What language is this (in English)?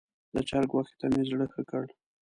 Pashto